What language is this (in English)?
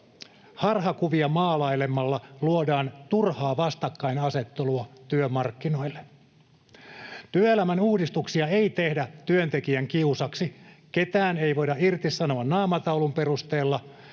Finnish